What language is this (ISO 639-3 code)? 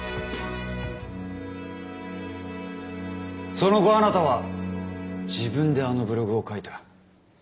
jpn